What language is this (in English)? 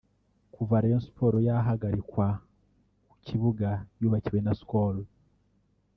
Kinyarwanda